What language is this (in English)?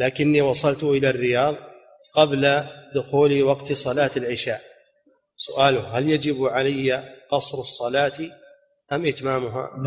Arabic